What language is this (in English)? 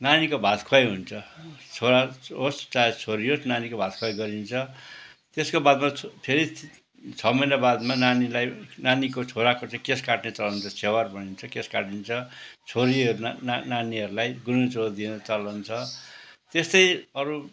Nepali